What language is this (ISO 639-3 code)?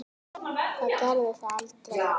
isl